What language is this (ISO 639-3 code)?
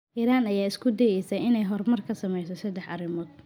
som